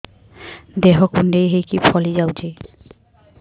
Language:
Odia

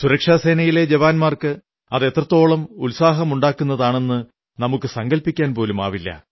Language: Malayalam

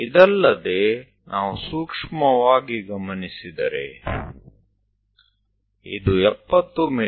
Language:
Kannada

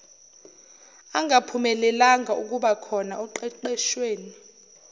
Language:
Zulu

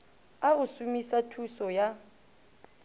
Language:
Northern Sotho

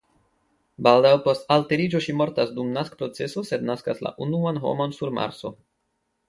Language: Esperanto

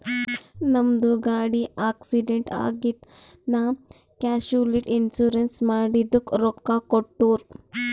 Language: Kannada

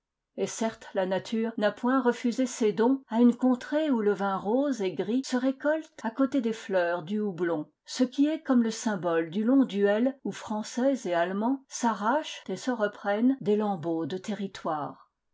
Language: French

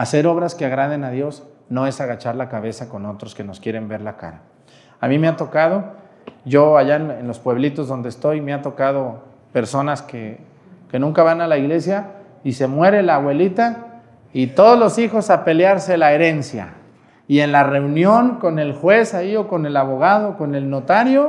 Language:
Spanish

